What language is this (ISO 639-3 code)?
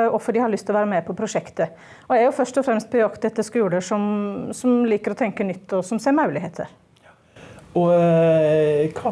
nor